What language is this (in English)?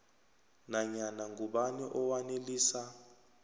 South Ndebele